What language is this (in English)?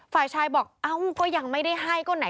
Thai